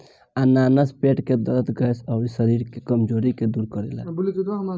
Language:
Bhojpuri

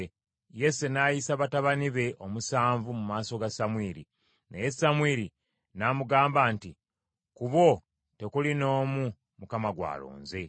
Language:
Ganda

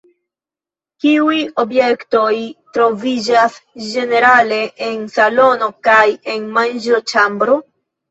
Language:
Esperanto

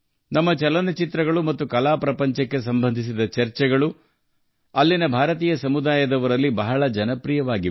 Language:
Kannada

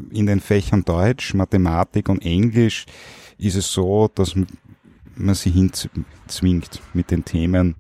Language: German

